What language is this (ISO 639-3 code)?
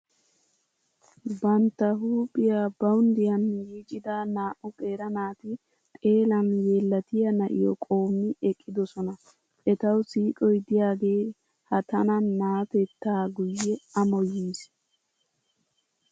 wal